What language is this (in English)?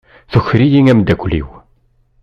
Kabyle